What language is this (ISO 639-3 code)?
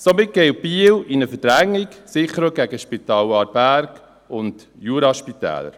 gsw